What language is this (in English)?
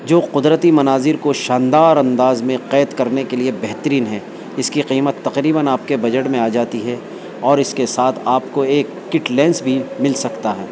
Urdu